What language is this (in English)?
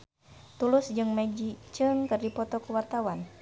Sundanese